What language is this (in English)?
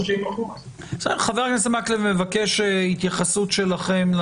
Hebrew